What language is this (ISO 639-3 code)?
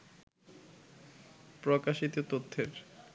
ben